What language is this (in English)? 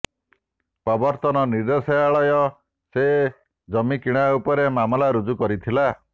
Odia